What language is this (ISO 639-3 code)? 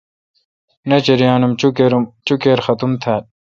xka